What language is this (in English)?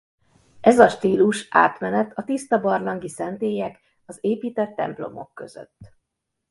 Hungarian